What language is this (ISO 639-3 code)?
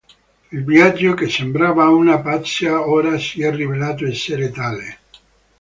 ita